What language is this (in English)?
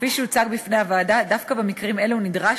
Hebrew